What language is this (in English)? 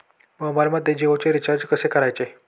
Marathi